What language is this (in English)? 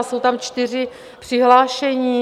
Czech